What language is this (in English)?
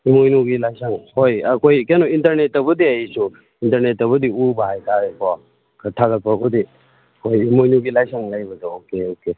Manipuri